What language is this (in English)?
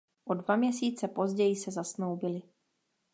Czech